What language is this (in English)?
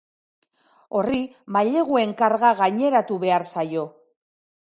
Basque